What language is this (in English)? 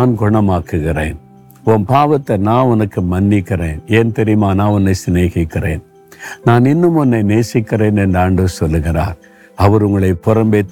Tamil